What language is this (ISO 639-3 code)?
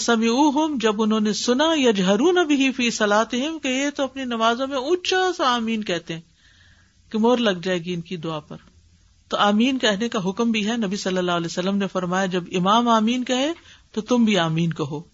urd